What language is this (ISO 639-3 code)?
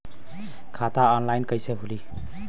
bho